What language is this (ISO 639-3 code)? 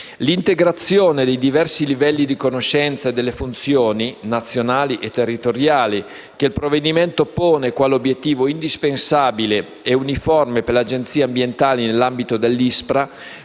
ita